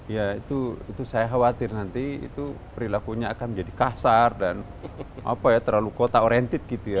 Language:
Indonesian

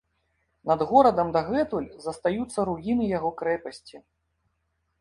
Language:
Belarusian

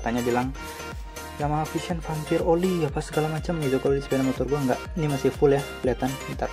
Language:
Indonesian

